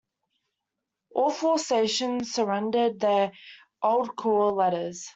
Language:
English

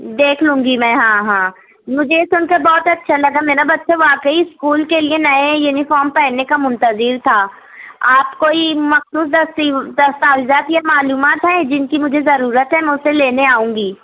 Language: Urdu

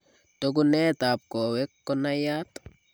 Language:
Kalenjin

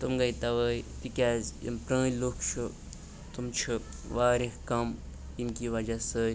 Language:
Kashmiri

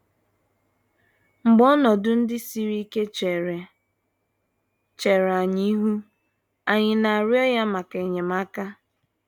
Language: Igbo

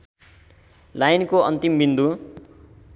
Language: Nepali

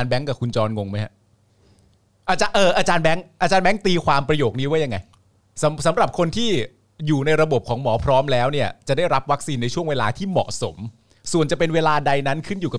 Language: Thai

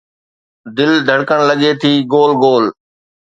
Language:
Sindhi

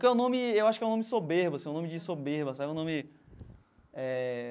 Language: Portuguese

